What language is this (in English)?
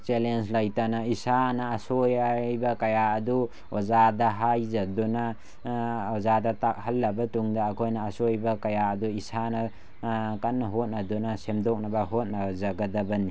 Manipuri